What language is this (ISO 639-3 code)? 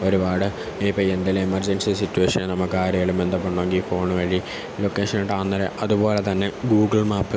mal